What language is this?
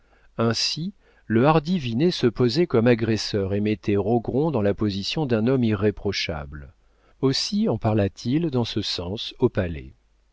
French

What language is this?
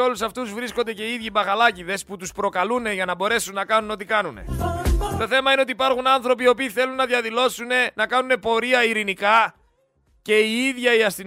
Greek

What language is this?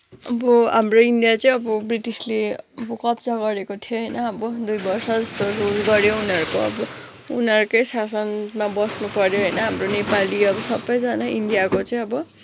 Nepali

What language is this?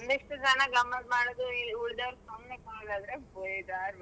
Kannada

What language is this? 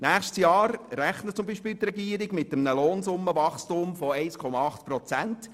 Swiss German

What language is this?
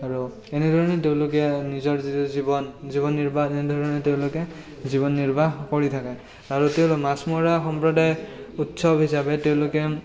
Assamese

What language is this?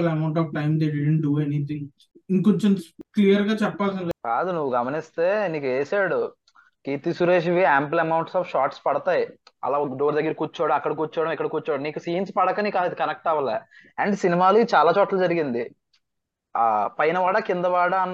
Telugu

